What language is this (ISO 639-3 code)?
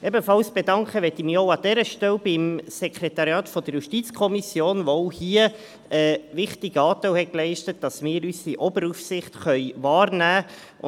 gsw